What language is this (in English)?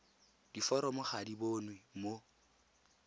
Tswana